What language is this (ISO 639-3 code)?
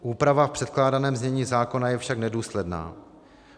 ces